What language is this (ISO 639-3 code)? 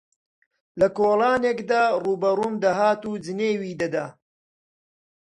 ckb